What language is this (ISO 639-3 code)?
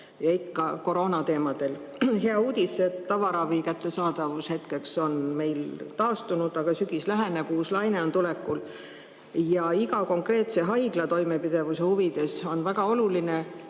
est